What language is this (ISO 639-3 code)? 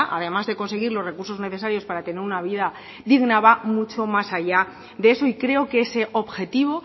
spa